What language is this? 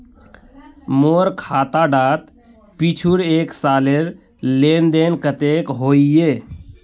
Magahi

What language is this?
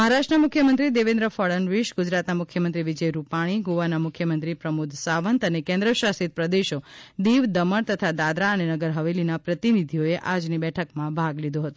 Gujarati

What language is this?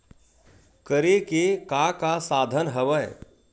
Chhattisgarhi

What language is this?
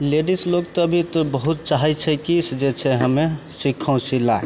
Maithili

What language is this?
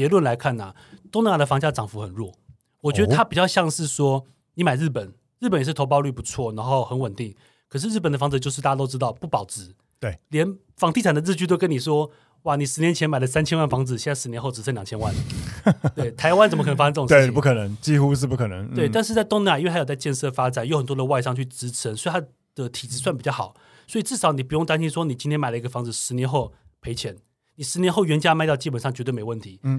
Chinese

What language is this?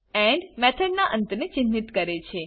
Gujarati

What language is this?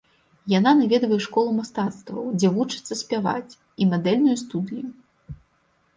Belarusian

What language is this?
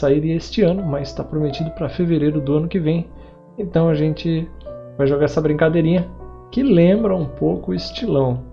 Portuguese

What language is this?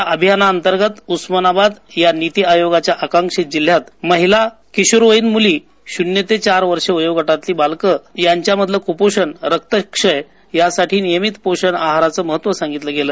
Marathi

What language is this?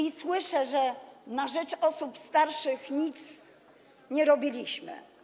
Polish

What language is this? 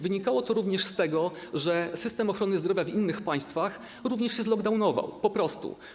Polish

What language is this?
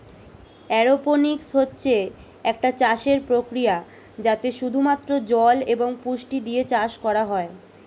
Bangla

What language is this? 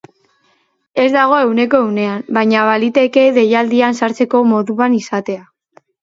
Basque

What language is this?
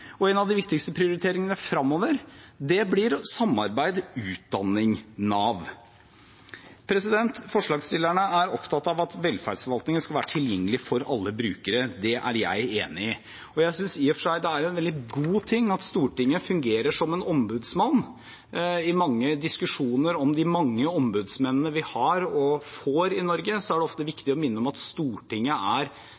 Norwegian Bokmål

